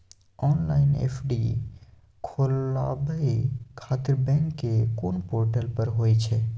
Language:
Maithili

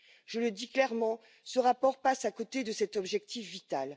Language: French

